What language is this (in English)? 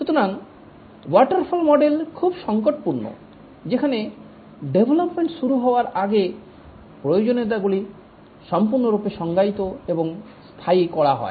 Bangla